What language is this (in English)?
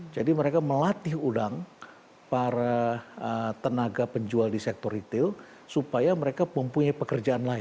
Indonesian